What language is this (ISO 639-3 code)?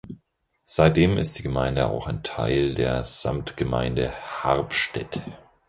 deu